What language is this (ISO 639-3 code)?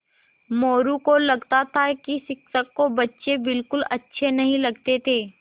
hin